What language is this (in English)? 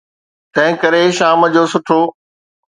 Sindhi